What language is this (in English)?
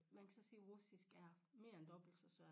Danish